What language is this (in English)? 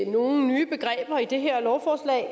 Danish